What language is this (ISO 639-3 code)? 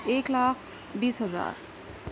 urd